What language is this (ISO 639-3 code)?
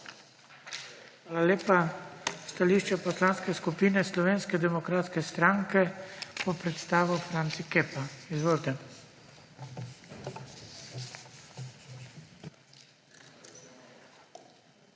slv